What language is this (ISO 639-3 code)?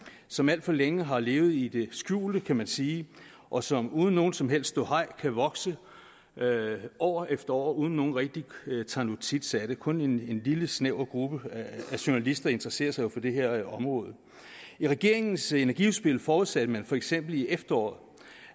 dan